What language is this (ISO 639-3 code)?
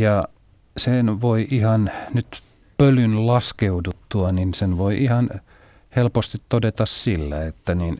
fin